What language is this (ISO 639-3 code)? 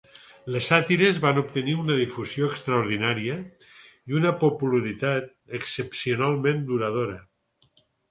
cat